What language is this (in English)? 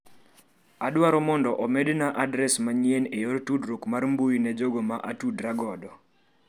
Luo (Kenya and Tanzania)